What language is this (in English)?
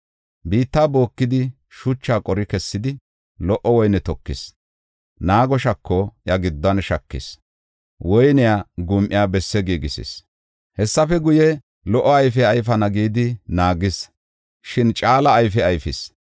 Gofa